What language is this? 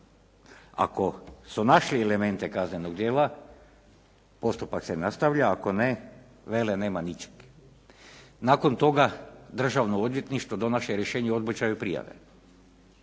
Croatian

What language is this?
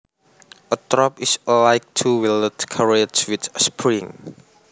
Javanese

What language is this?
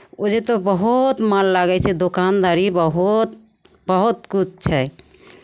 Maithili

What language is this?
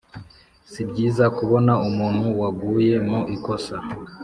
Kinyarwanda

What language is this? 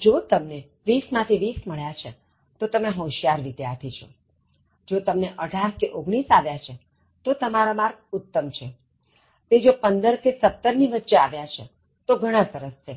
Gujarati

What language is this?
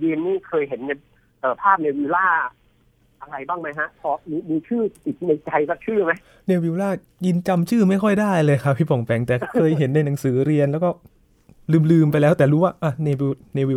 Thai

